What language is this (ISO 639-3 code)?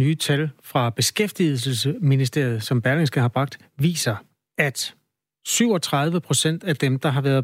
dan